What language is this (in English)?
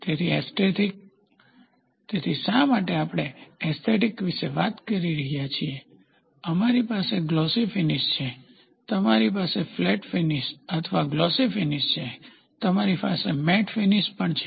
Gujarati